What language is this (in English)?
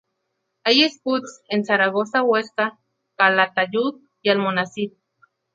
Spanish